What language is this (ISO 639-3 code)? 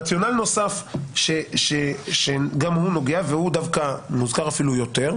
heb